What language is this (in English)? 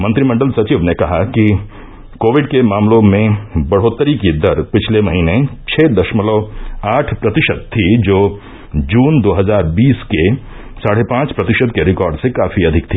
Hindi